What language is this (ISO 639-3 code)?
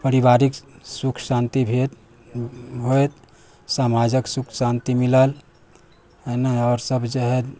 mai